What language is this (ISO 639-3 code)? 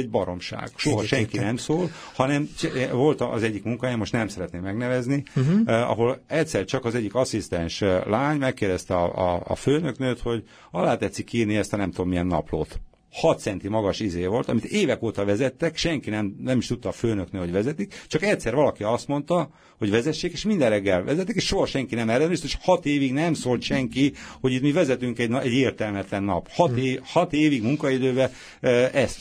hun